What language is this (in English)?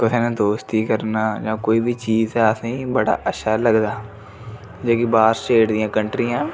Dogri